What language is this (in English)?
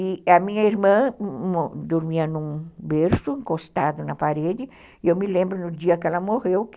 Portuguese